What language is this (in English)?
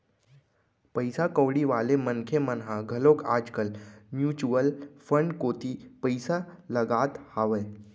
Chhattisgarhi